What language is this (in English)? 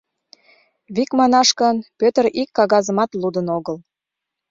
Mari